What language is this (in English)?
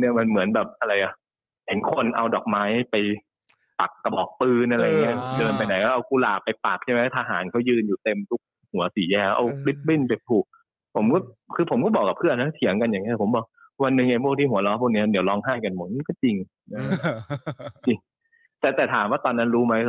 Thai